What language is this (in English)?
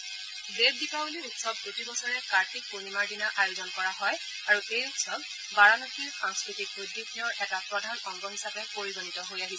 Assamese